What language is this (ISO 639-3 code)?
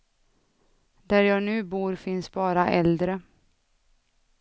swe